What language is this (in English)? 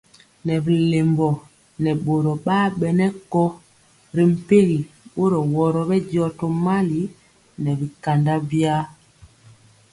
Mpiemo